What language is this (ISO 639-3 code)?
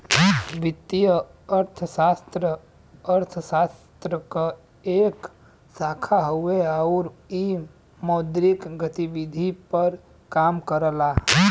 bho